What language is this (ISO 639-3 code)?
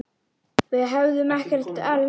isl